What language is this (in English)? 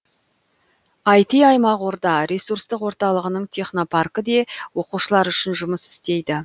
Kazakh